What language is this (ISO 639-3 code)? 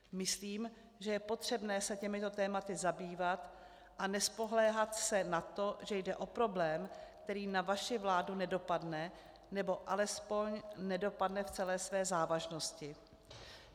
ces